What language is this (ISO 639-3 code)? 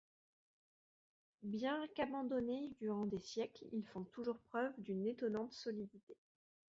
fra